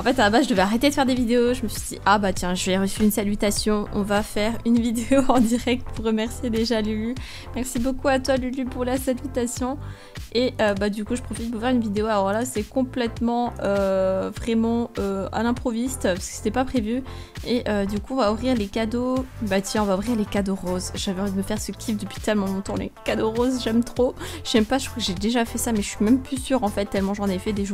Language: French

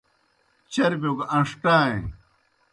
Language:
Kohistani Shina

